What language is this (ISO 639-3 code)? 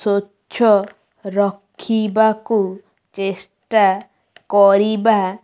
ori